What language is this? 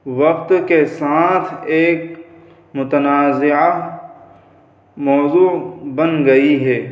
Urdu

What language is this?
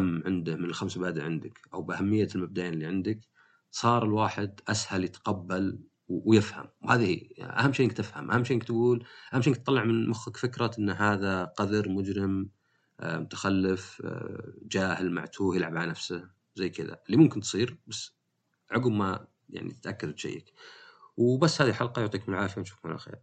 Arabic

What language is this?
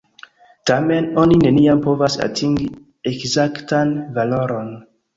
Esperanto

